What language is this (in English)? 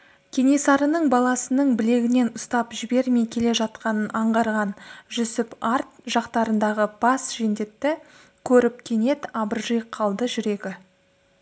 Kazakh